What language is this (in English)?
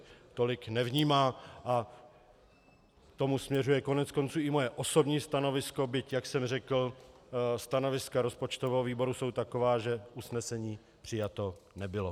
Czech